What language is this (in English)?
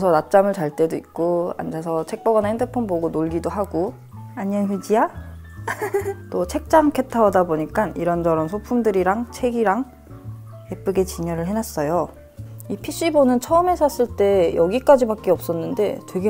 Korean